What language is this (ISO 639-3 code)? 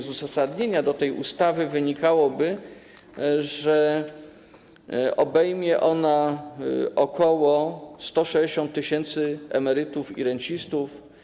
pol